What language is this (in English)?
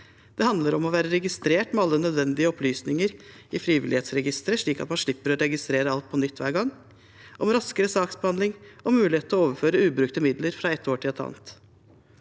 Norwegian